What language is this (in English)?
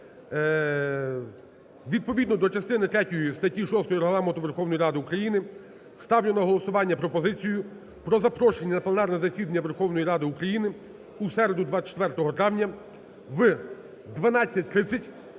Ukrainian